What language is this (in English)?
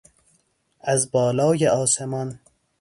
Persian